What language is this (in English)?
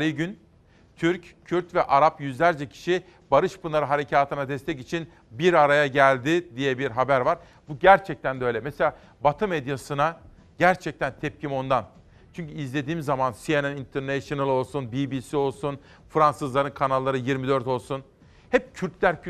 Turkish